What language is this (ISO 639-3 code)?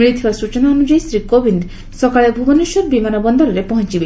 ori